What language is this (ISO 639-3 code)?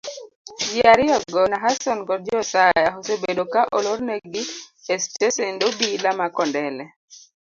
luo